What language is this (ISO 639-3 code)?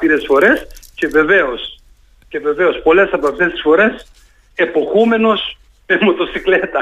ell